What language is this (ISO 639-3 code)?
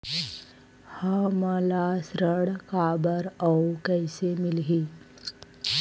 hne